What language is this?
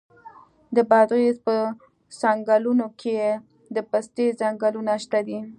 Pashto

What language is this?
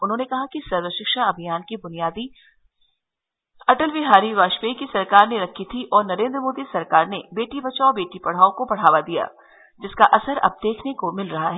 Hindi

